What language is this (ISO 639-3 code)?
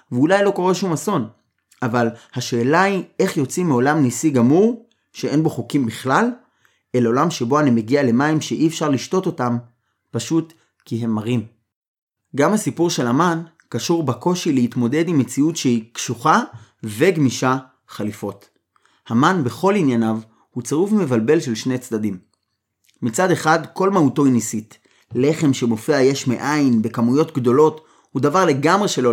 heb